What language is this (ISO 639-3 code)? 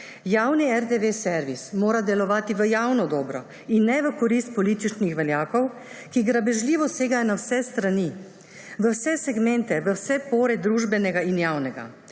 slv